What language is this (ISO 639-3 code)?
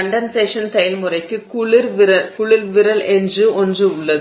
tam